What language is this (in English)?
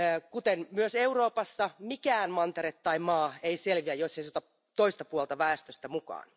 Finnish